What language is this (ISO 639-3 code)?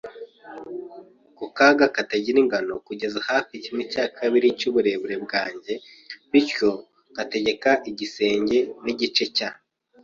kin